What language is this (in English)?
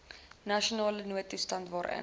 Afrikaans